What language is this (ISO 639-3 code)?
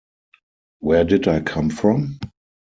eng